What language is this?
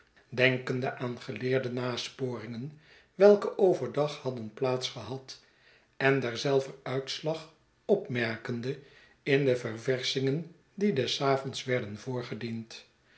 Dutch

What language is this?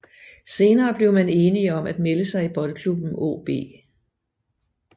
Danish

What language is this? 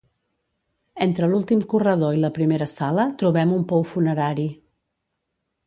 Catalan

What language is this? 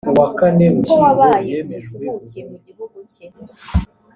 Kinyarwanda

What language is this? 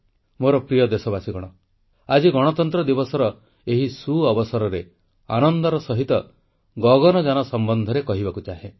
Odia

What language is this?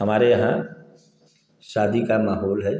Hindi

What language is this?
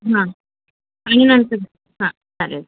Marathi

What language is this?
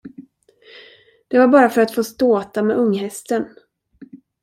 Swedish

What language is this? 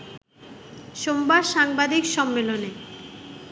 Bangla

